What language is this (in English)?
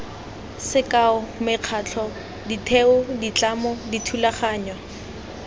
Tswana